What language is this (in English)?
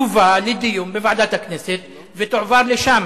Hebrew